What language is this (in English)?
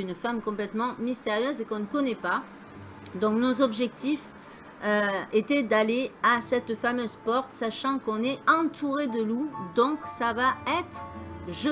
French